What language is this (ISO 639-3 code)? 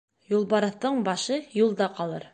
bak